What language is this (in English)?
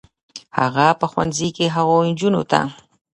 Pashto